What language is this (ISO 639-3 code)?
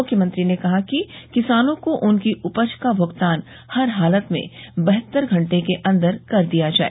hin